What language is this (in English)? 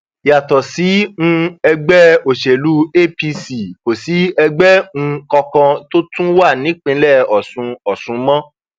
Yoruba